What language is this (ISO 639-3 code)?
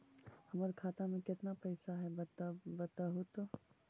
mag